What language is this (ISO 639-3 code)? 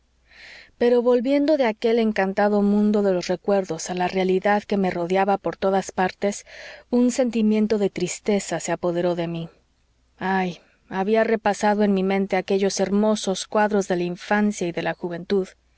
spa